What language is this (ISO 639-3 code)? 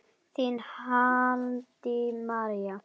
isl